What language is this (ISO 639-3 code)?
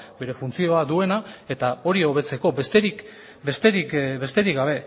eus